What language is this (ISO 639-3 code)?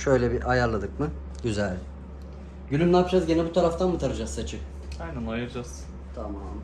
tur